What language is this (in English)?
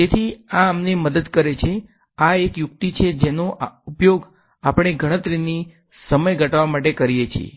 Gujarati